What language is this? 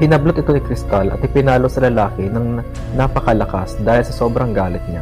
Filipino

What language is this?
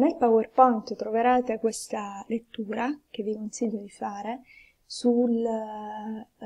Italian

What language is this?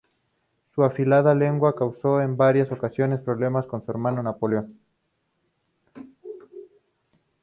Spanish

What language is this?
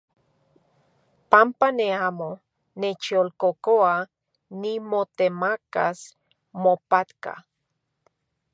Central Puebla Nahuatl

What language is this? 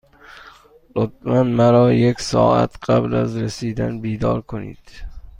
Persian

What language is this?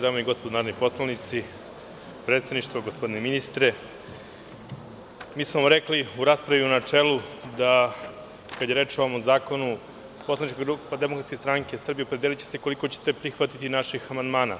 Serbian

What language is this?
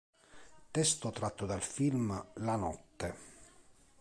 Italian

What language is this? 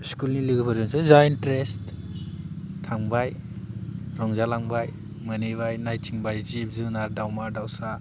Bodo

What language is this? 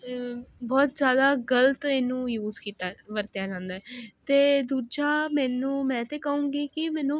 Punjabi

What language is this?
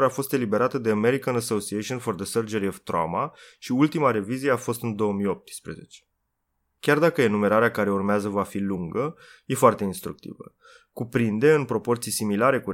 Romanian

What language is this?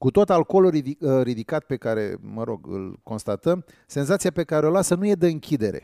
Romanian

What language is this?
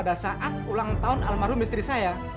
Indonesian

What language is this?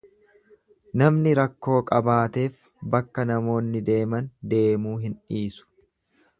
Oromo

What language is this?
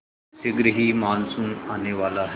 Hindi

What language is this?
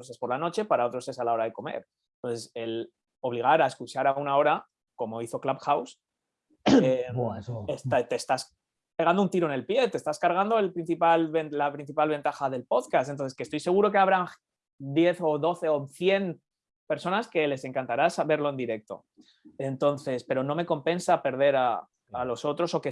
Spanish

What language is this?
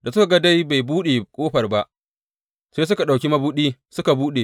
Hausa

